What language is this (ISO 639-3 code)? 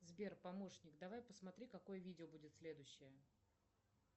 rus